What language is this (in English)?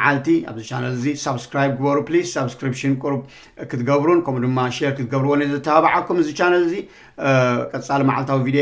Arabic